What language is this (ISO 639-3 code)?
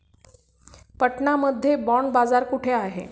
mar